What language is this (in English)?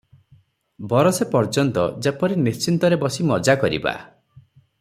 Odia